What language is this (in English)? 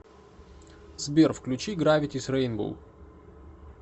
Russian